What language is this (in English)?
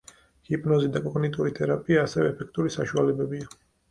Georgian